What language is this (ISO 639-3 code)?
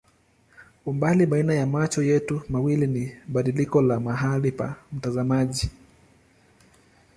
swa